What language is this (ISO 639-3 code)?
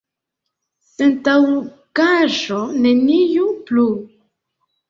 epo